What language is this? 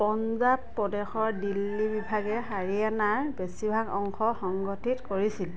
Assamese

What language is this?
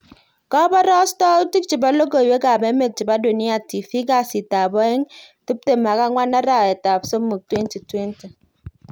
Kalenjin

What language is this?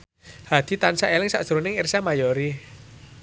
Javanese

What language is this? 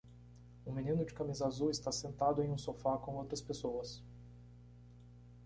Portuguese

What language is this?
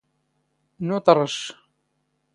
Standard Moroccan Tamazight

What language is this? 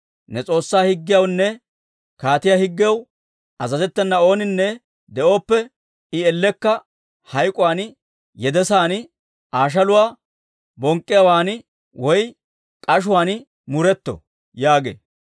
Dawro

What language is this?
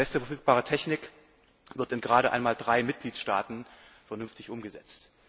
German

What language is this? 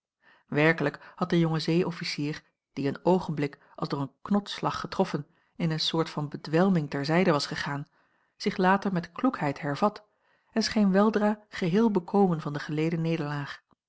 Dutch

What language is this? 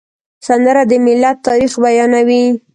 Pashto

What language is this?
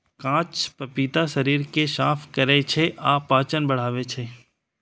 Maithili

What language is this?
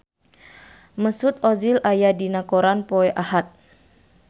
Sundanese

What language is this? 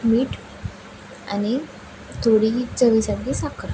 Marathi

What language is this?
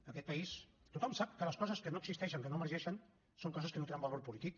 Catalan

